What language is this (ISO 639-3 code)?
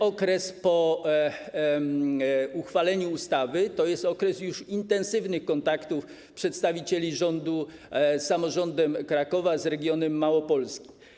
pol